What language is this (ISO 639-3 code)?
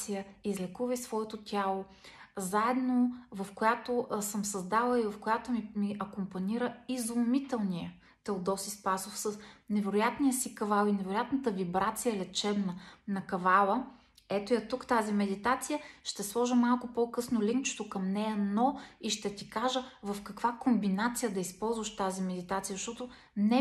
bul